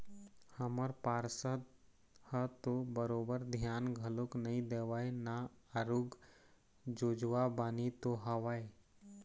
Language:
Chhattisgarhi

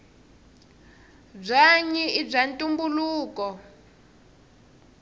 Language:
Tsonga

